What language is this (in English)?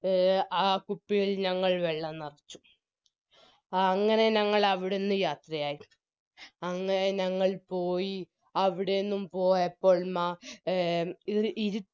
Malayalam